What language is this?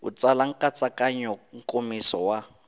Tsonga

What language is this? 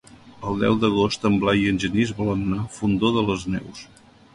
Catalan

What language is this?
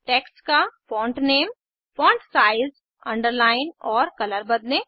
Hindi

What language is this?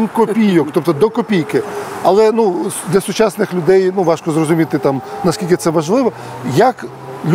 Ukrainian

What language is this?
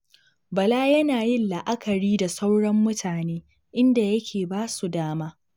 Hausa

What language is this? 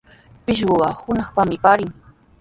Sihuas Ancash Quechua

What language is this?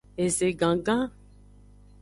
Aja (Benin)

